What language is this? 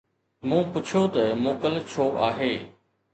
Sindhi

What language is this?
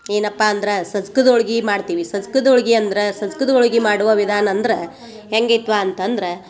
Kannada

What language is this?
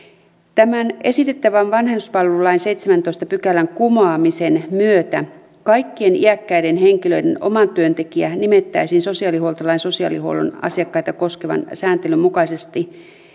Finnish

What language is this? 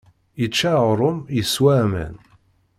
Kabyle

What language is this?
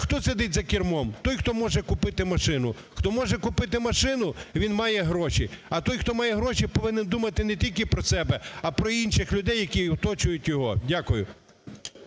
Ukrainian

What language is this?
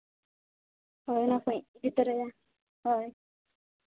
Santali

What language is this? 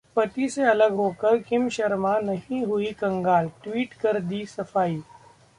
Hindi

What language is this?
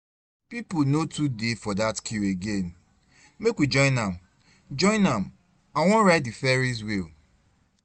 Nigerian Pidgin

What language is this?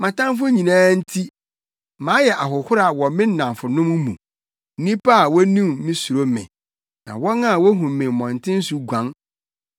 Akan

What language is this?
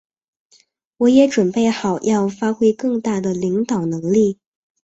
Chinese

